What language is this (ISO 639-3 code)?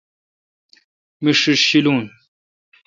xka